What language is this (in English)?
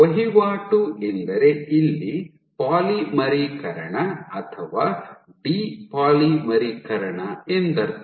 Kannada